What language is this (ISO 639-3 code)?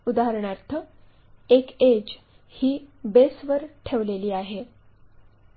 mar